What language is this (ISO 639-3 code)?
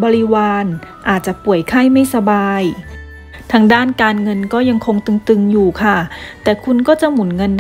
tha